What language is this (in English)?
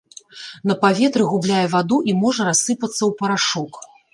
Belarusian